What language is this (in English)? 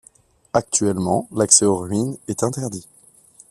French